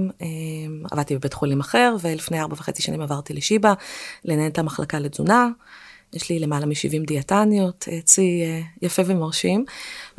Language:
Hebrew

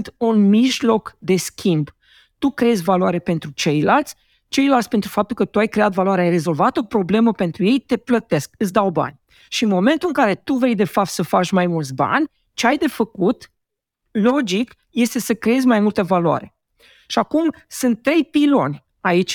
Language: Romanian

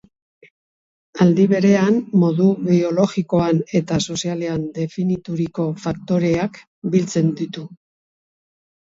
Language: Basque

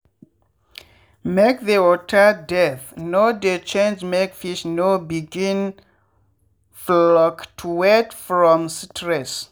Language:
Nigerian Pidgin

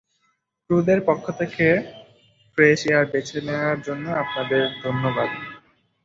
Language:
Bangla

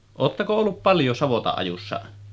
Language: Finnish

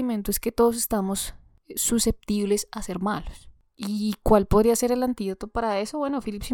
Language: Spanish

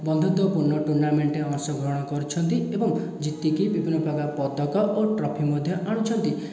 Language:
Odia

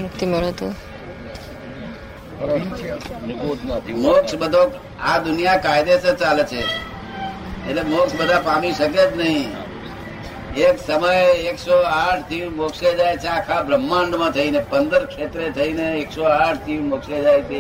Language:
Gujarati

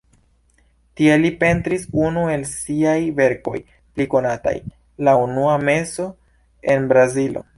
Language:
Esperanto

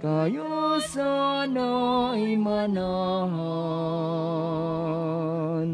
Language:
Filipino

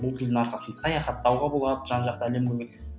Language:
Kazakh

